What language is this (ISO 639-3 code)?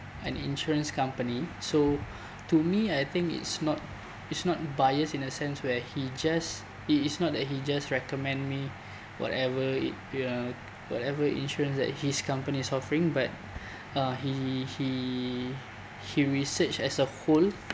eng